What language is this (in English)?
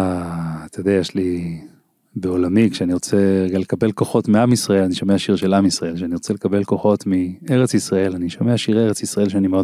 Hebrew